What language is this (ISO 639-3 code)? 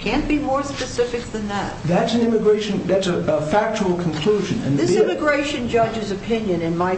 eng